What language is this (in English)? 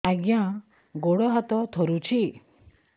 Odia